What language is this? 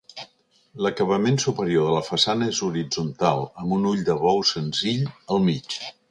Catalan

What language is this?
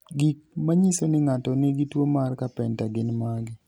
Luo (Kenya and Tanzania)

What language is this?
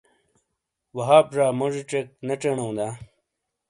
Shina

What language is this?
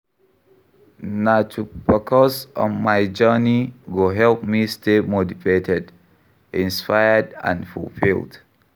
Nigerian Pidgin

